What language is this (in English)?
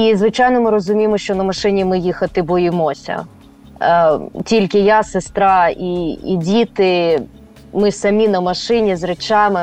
Ukrainian